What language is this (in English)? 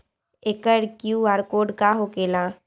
Magahi